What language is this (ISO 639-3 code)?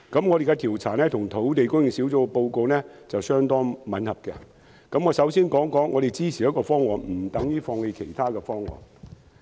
yue